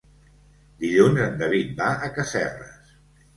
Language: Catalan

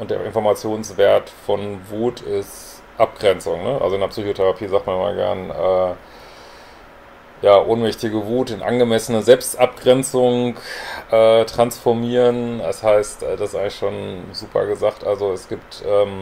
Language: German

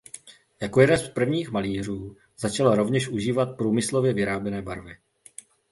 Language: Czech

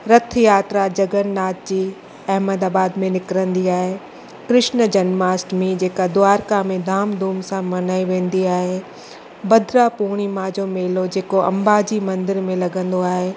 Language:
Sindhi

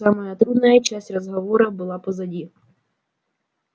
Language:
Russian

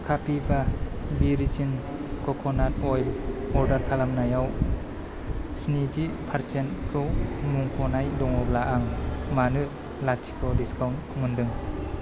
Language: Bodo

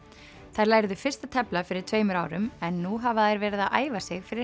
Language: Icelandic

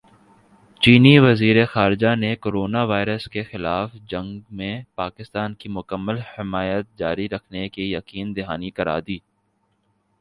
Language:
Urdu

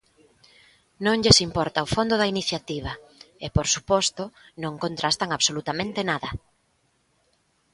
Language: Galician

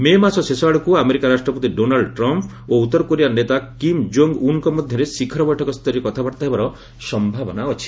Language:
Odia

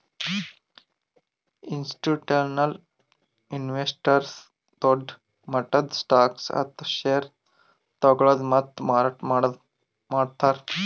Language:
Kannada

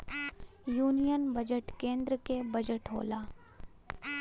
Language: Bhojpuri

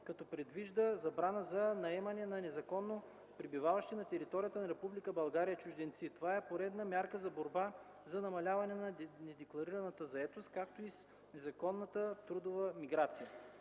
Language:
Bulgarian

